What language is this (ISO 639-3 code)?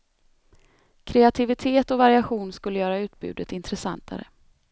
swe